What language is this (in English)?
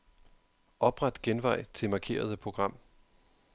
Danish